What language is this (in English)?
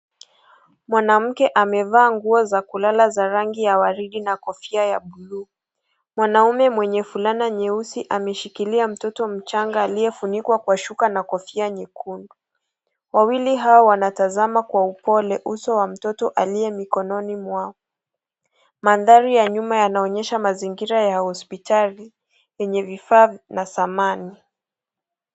Swahili